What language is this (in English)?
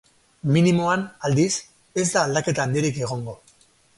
Basque